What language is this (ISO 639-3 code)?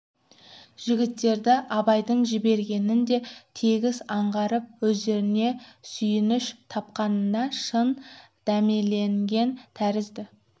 kaz